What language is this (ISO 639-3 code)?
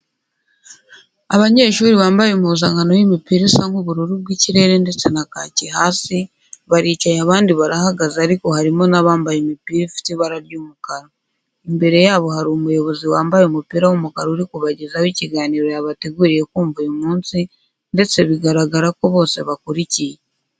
kin